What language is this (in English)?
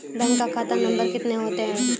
Maithili